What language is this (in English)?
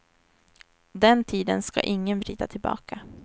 Swedish